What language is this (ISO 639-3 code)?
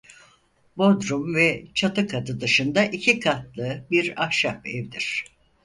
tur